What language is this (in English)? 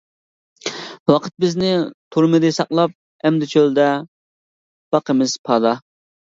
Uyghur